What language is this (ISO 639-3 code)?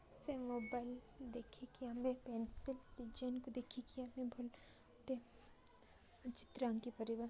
ori